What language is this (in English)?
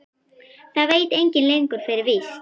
Icelandic